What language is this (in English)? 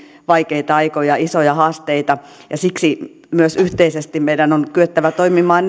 Finnish